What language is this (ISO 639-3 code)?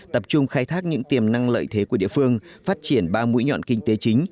vie